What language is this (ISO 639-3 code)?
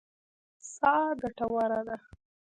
pus